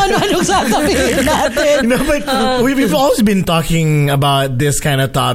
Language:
Filipino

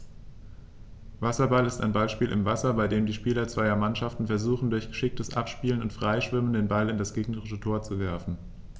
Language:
German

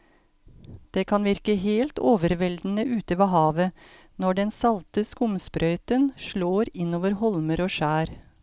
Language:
Norwegian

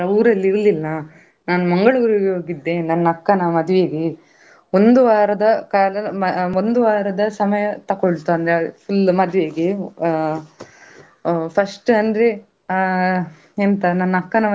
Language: Kannada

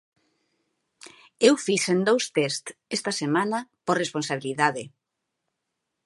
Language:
Galician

